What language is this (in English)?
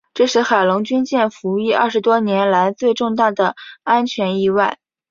Chinese